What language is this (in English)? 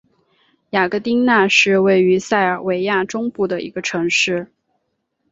Chinese